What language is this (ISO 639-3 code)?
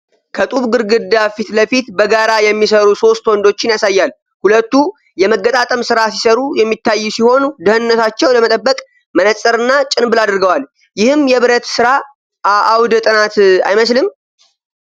amh